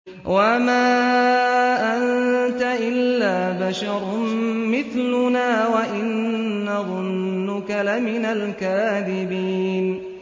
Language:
Arabic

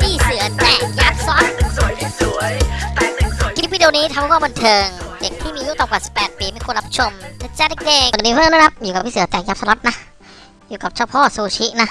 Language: Thai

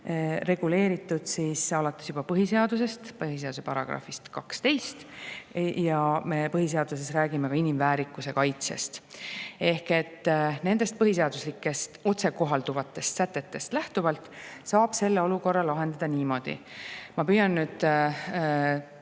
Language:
Estonian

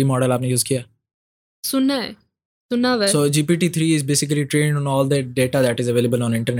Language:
Urdu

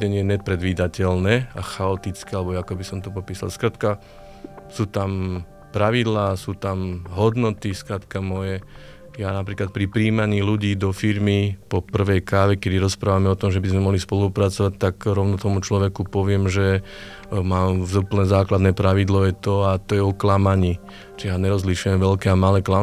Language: Slovak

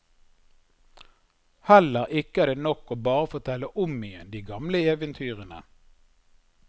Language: Norwegian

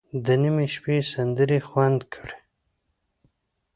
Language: Pashto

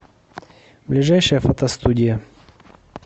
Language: Russian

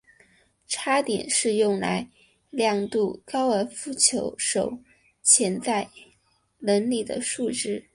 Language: Chinese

